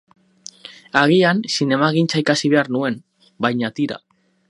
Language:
Basque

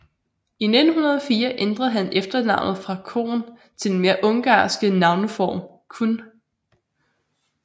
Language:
Danish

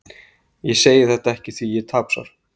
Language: Icelandic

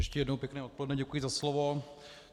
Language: Czech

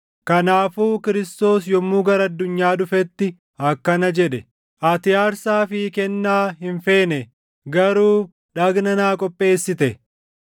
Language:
Oromo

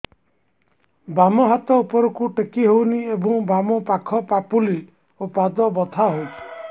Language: Odia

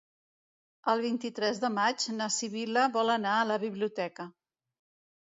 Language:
Catalan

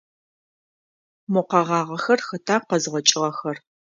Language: Adyghe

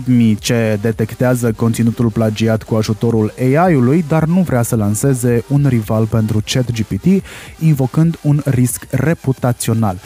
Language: Romanian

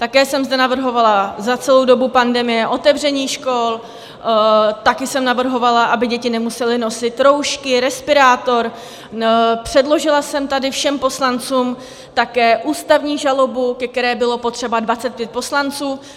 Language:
Czech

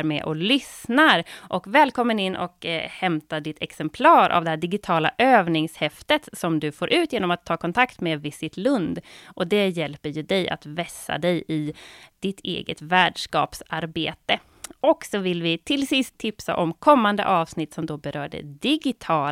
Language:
Swedish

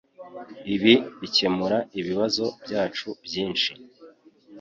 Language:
Kinyarwanda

